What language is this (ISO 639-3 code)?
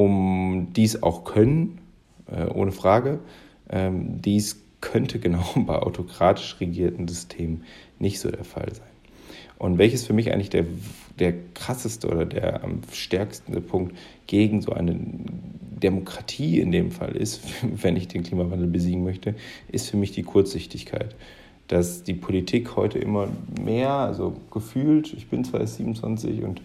deu